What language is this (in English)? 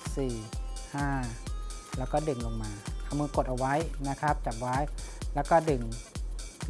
Thai